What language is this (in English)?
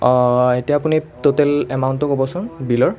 Assamese